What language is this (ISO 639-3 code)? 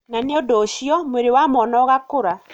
kik